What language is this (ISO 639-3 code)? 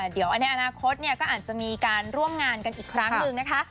tha